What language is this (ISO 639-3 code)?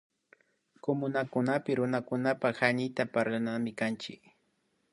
qvi